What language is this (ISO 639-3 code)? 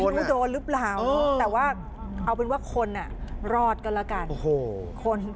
tha